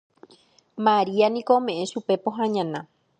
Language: Guarani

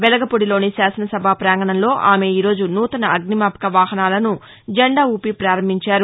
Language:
Telugu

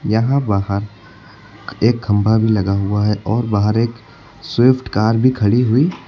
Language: Hindi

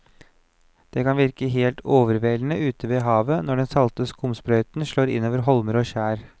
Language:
Norwegian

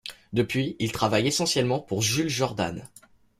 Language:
French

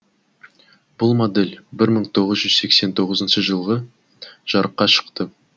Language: Kazakh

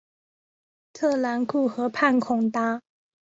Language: Chinese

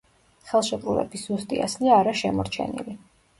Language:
Georgian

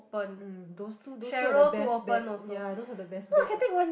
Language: English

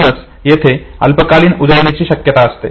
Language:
Marathi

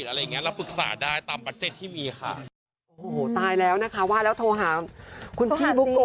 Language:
Thai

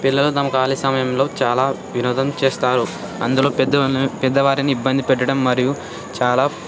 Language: Telugu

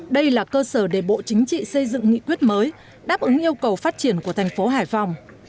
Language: Vietnamese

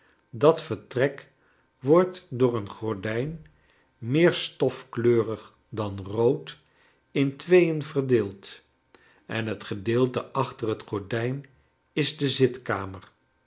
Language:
Dutch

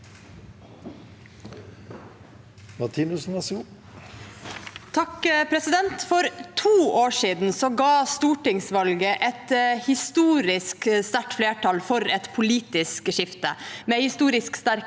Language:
Norwegian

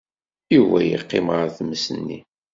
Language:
Kabyle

